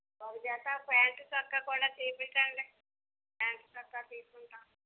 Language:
Telugu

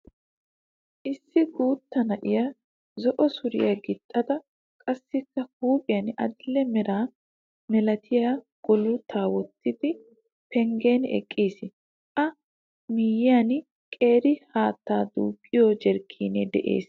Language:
Wolaytta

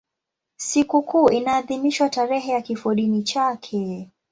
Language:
Swahili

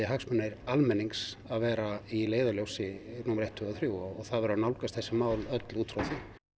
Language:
Icelandic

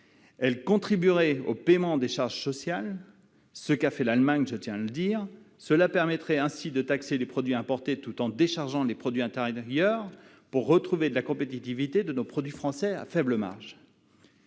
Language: French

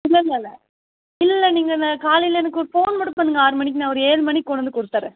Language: Tamil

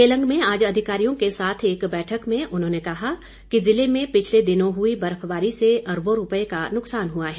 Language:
Hindi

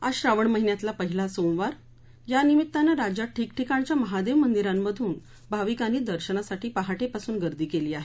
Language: Marathi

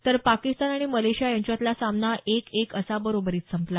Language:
Marathi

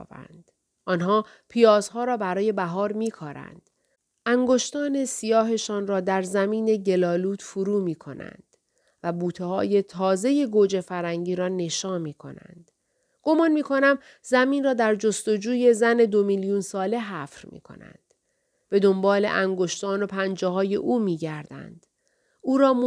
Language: Persian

